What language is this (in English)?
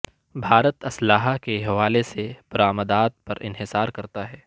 Urdu